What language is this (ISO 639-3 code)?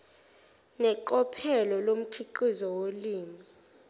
zul